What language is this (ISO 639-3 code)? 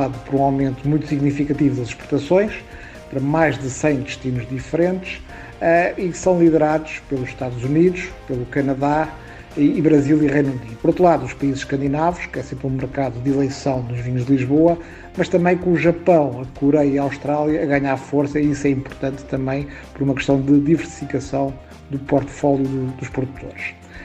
por